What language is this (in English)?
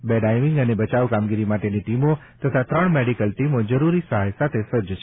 Gujarati